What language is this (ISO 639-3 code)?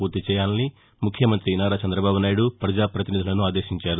tel